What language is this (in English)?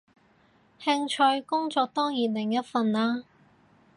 Cantonese